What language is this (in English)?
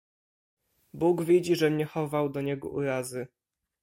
Polish